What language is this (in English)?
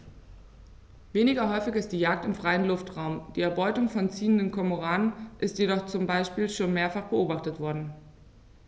German